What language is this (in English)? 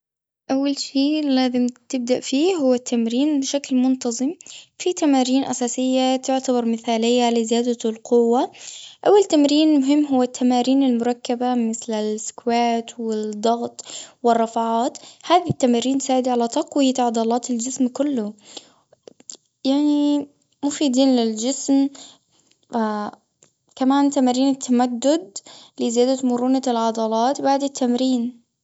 Gulf Arabic